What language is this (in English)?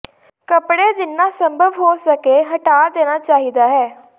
Punjabi